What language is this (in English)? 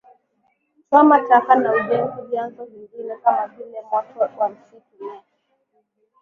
Swahili